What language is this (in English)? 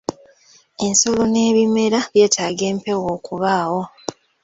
Ganda